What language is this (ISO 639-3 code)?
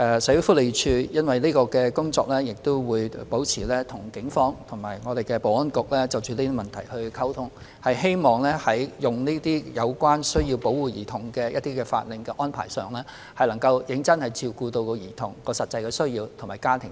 yue